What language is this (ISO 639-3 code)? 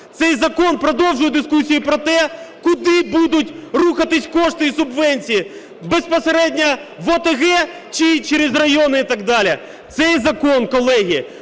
ukr